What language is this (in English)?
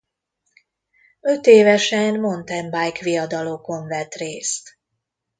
Hungarian